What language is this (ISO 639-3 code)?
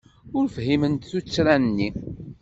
kab